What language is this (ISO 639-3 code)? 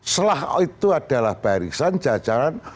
ind